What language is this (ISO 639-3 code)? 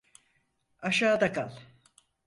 tur